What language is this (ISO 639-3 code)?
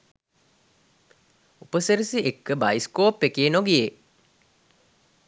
sin